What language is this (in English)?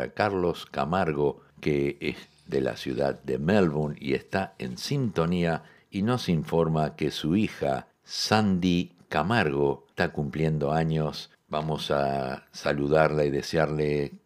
Spanish